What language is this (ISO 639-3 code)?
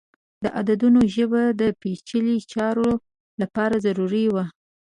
pus